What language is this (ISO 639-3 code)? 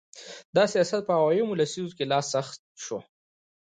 pus